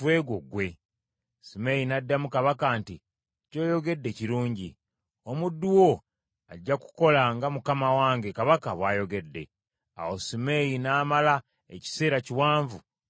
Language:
Ganda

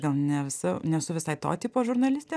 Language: Lithuanian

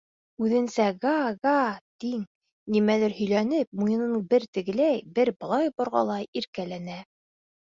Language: Bashkir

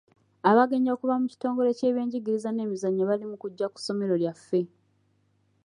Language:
Ganda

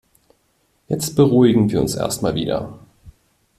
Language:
German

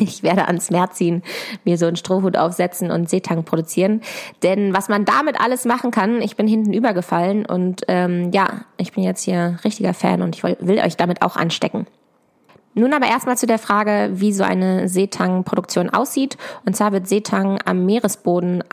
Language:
German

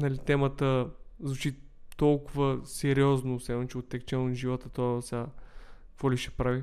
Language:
Bulgarian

